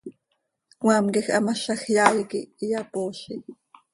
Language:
Seri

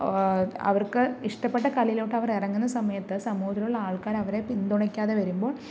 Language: Malayalam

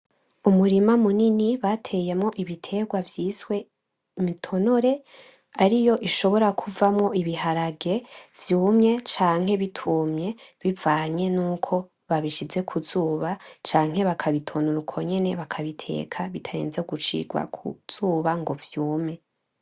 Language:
Rundi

